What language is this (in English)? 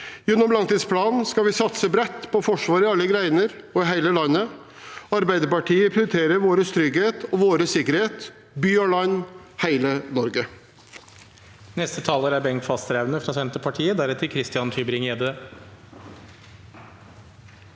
Norwegian